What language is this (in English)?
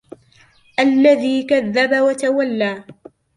Arabic